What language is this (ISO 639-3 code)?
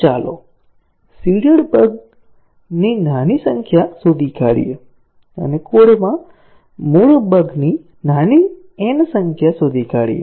guj